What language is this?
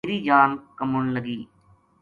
Gujari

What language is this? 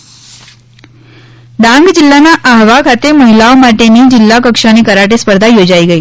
Gujarati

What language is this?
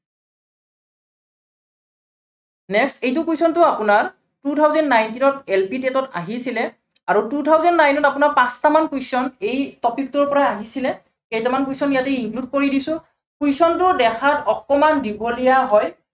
Assamese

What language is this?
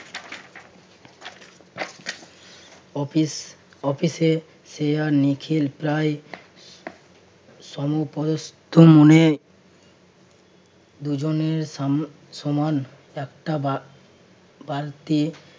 Bangla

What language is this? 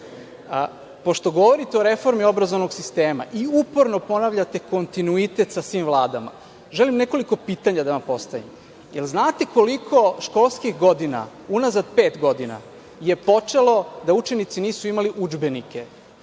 Serbian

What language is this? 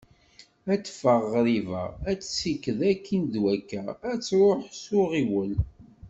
Kabyle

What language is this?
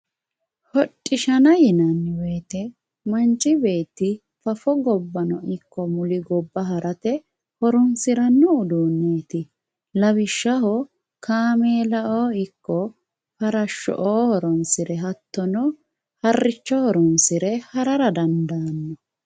Sidamo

